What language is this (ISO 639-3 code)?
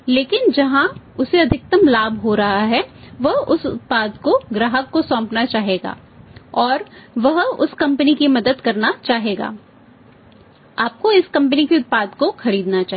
hin